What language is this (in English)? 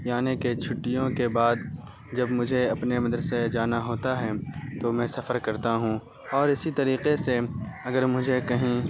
Urdu